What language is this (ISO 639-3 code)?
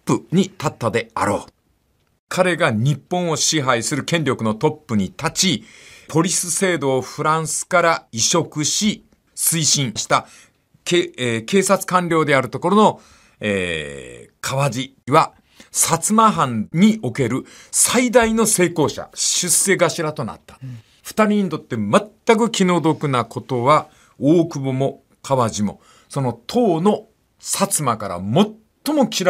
jpn